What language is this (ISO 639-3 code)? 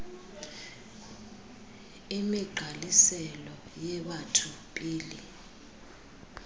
xho